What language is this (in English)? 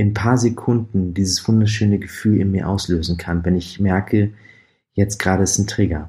German